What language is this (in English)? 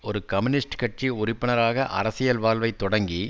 Tamil